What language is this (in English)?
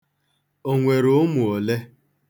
Igbo